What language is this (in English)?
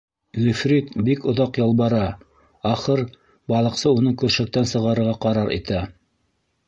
Bashkir